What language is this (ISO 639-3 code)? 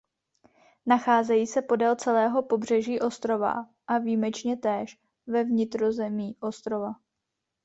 ces